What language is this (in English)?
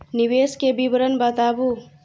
Maithili